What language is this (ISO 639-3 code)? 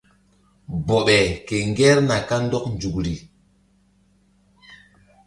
mdd